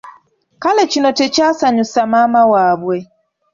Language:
Ganda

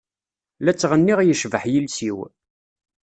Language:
Kabyle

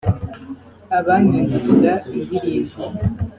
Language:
Kinyarwanda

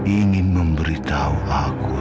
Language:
Indonesian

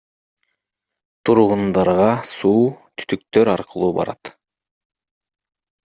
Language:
Kyrgyz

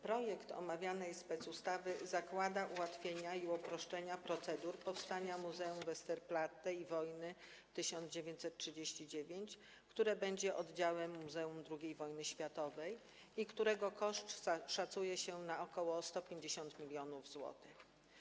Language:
Polish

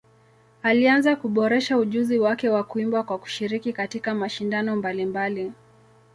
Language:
Swahili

